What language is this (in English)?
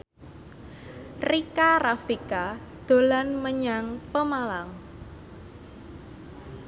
Javanese